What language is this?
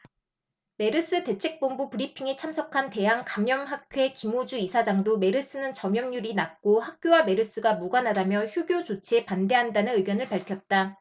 Korean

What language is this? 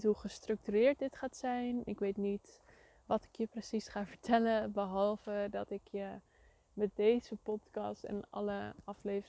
Dutch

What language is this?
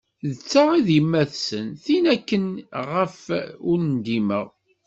Kabyle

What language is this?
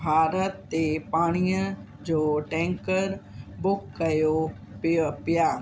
Sindhi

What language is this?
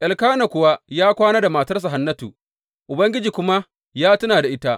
Hausa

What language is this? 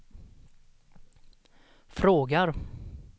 Swedish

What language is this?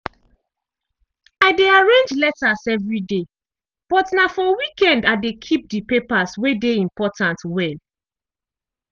Nigerian Pidgin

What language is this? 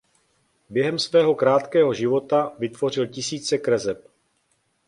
Czech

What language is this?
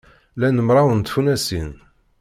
Kabyle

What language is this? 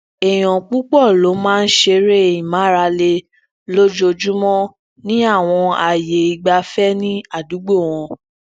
Yoruba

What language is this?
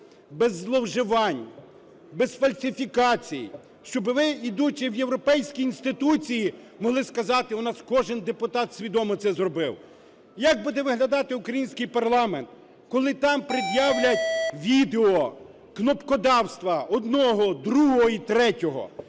Ukrainian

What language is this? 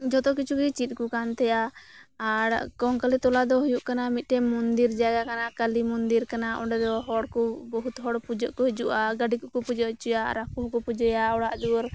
Santali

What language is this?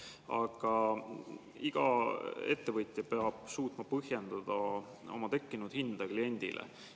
Estonian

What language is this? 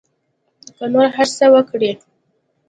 Pashto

